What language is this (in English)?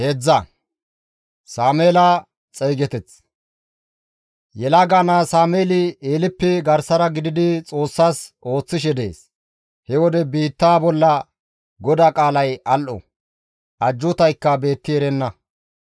Gamo